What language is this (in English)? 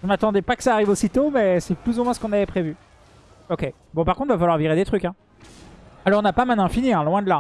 French